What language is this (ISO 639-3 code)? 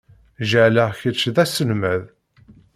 kab